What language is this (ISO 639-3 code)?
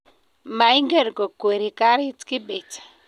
kln